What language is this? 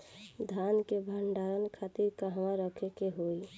Bhojpuri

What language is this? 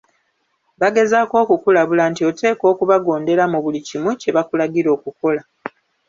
Ganda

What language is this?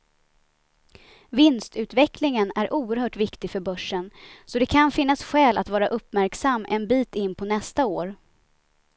Swedish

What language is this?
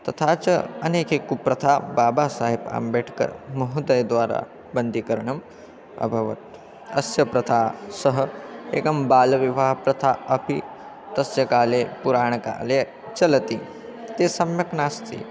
Sanskrit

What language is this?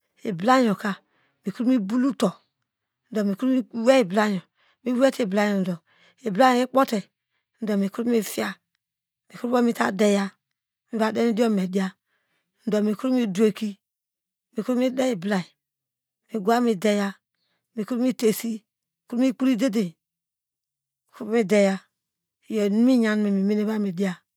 Degema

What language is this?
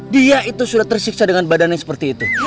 Indonesian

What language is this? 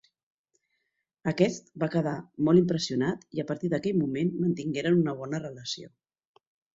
Catalan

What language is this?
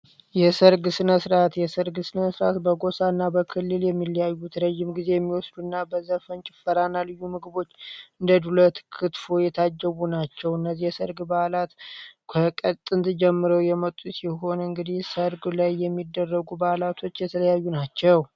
Amharic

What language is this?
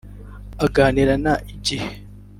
Kinyarwanda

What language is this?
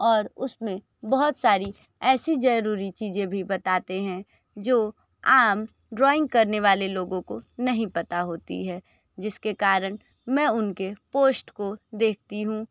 Hindi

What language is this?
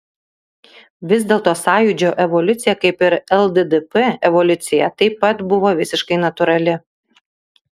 Lithuanian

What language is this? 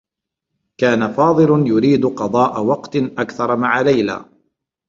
Arabic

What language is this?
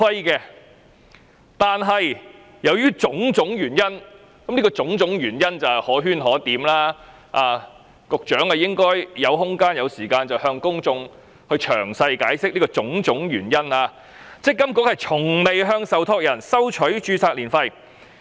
Cantonese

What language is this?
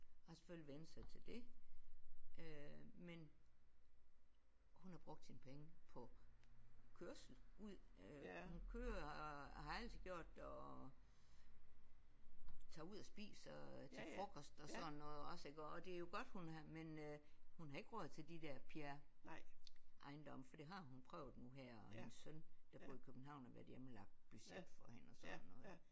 Danish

